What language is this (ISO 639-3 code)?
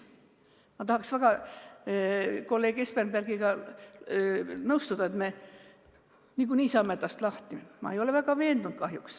est